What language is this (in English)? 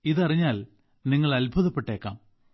Malayalam